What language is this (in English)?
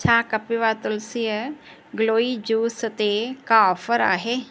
Sindhi